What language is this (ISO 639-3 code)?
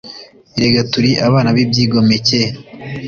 kin